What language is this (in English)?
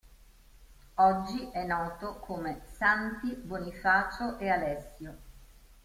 Italian